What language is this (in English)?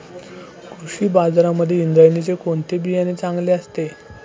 Marathi